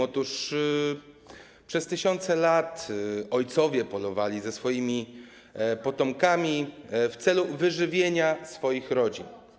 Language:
Polish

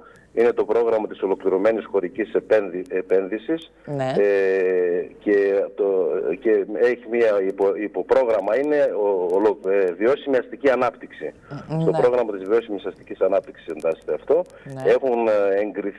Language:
Greek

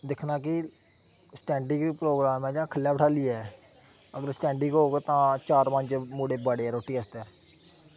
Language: Dogri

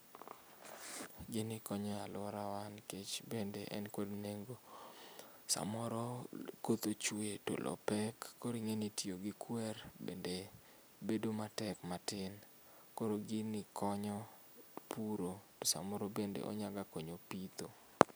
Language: Luo (Kenya and Tanzania)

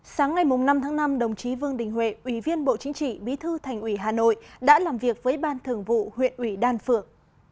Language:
Vietnamese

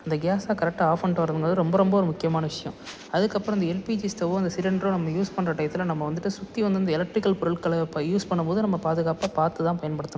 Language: Tamil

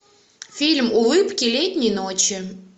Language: Russian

